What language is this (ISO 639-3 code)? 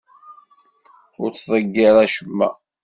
kab